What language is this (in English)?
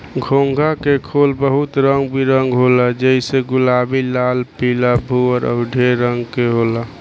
Bhojpuri